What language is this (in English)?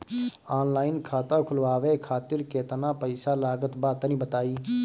Bhojpuri